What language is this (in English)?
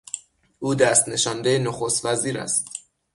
Persian